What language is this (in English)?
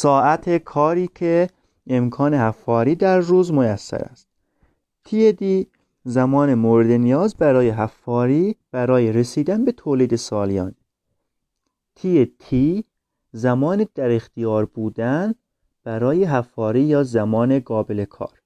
Persian